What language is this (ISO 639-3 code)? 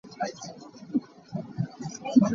cnh